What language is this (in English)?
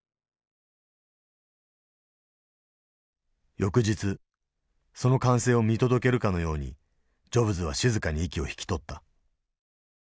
Japanese